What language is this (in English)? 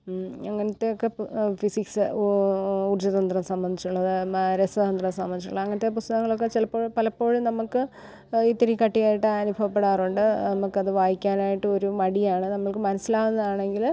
Malayalam